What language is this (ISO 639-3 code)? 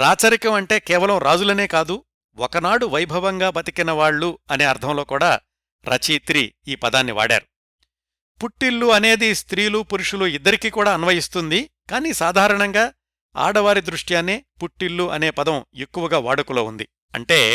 tel